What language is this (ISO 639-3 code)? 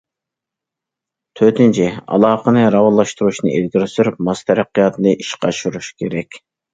uig